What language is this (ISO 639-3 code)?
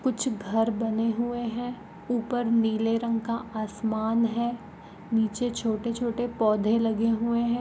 mag